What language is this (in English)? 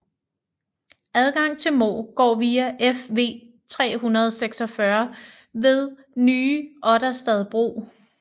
Danish